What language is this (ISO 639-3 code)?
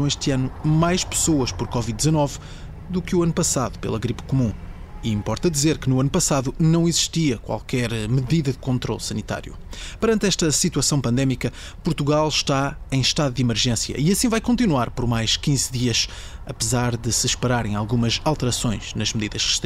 por